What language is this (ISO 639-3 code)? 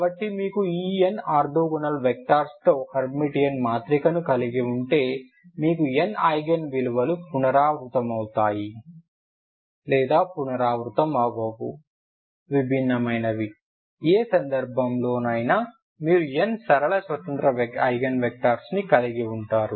tel